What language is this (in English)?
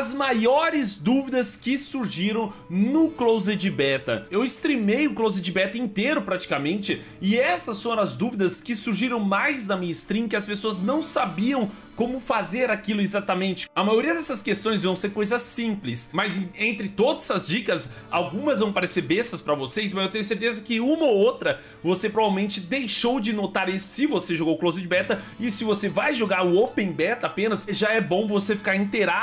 Portuguese